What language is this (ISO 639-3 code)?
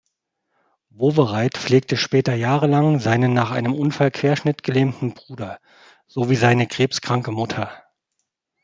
deu